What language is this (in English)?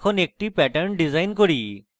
Bangla